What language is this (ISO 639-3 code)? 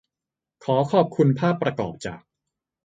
tha